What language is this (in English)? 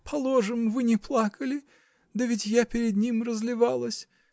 Russian